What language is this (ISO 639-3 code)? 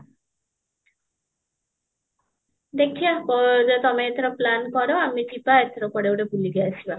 ori